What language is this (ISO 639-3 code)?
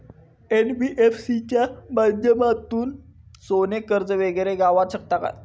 mar